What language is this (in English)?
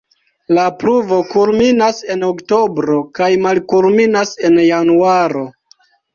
Esperanto